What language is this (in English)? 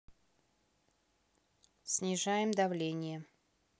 Russian